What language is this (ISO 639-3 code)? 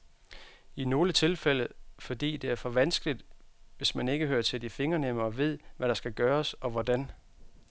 dan